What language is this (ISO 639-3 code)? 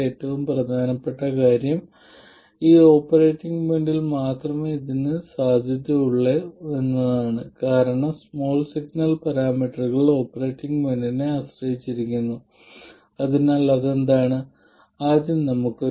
mal